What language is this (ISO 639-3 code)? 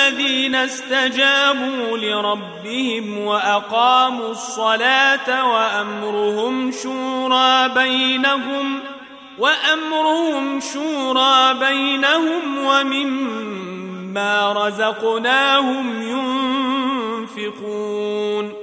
ara